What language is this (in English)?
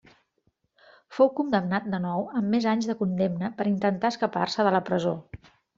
Catalan